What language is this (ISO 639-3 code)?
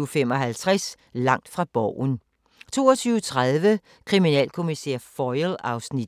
dan